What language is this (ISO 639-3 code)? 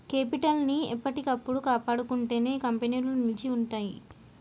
tel